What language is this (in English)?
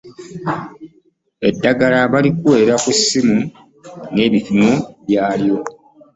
Ganda